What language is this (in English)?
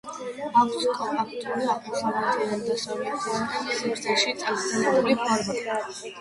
Georgian